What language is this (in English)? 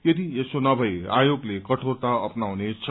Nepali